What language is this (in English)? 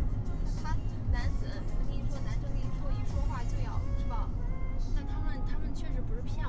Chinese